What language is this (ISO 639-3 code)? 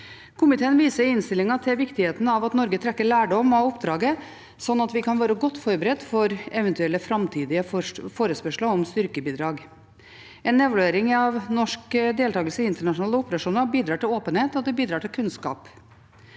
nor